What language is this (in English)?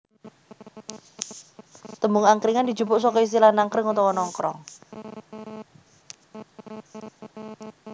Javanese